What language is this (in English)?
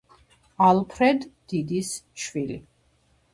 Georgian